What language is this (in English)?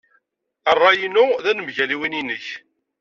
Kabyle